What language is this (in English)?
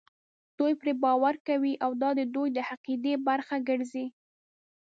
Pashto